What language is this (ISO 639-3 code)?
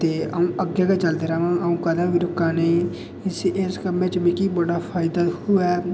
doi